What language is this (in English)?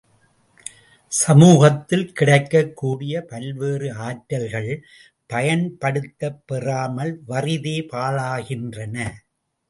Tamil